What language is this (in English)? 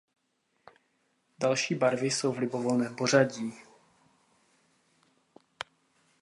Czech